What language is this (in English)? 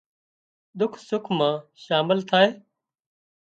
Wadiyara Koli